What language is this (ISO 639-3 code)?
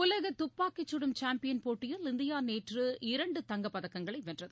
tam